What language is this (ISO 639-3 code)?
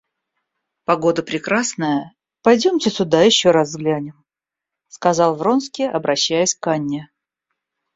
rus